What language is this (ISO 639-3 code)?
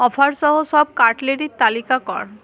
ben